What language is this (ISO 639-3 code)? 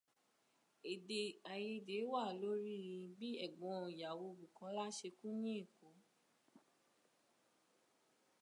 yor